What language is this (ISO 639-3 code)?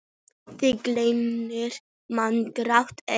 isl